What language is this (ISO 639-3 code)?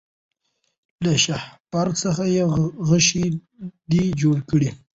pus